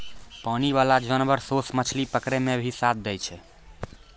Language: Maithili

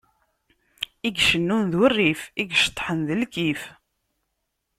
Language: Kabyle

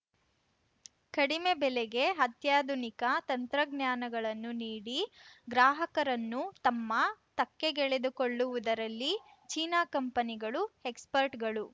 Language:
Kannada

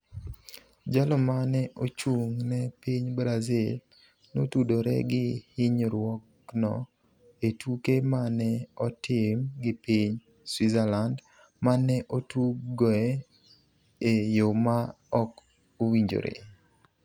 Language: Luo (Kenya and Tanzania)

